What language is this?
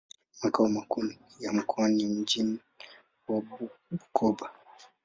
Swahili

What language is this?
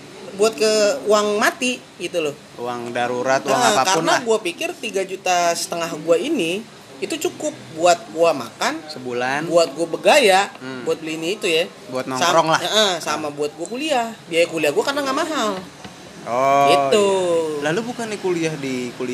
Indonesian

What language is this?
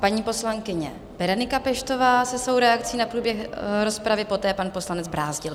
Czech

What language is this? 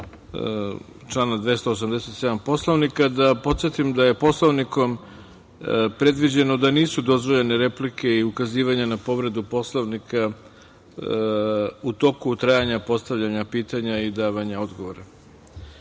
Serbian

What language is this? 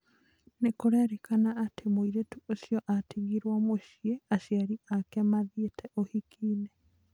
Kikuyu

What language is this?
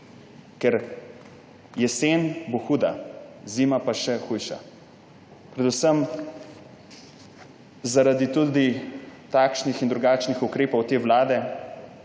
Slovenian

